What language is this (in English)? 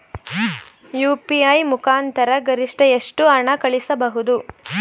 Kannada